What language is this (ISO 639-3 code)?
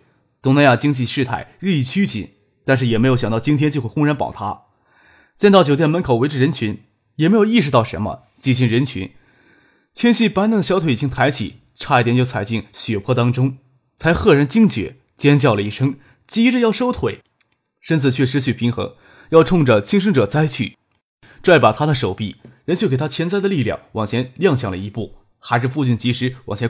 zho